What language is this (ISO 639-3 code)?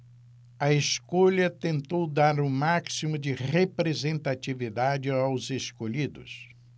por